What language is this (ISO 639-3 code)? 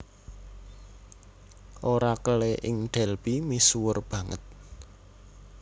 jav